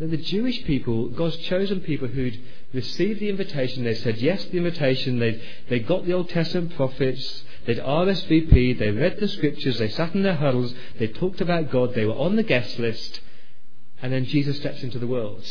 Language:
English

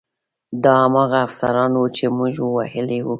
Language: Pashto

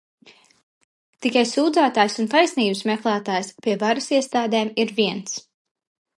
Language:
Latvian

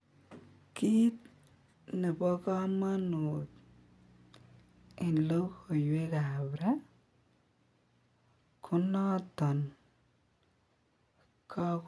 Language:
Kalenjin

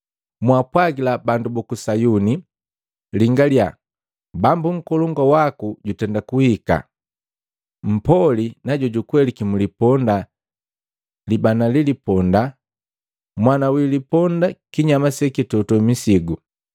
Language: Matengo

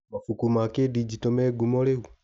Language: Kikuyu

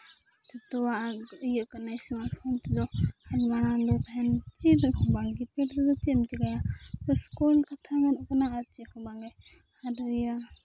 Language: Santali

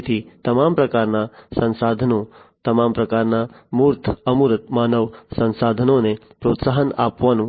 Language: Gujarati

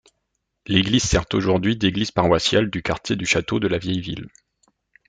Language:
French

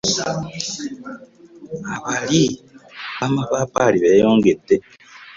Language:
Ganda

